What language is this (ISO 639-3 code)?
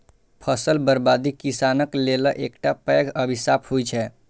mai